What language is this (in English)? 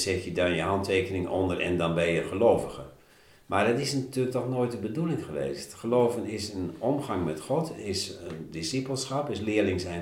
Dutch